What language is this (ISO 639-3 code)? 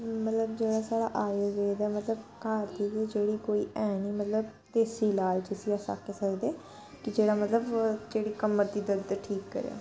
doi